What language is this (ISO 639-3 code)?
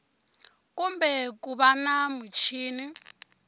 tso